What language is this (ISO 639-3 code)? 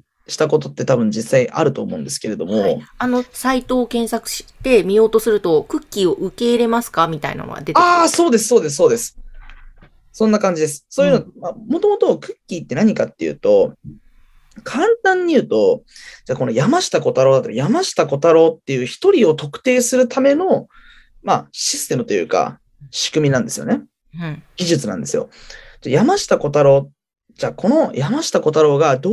jpn